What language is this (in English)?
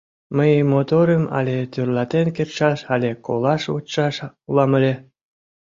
Mari